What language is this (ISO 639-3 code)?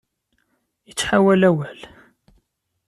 kab